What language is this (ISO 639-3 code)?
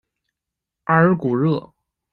zho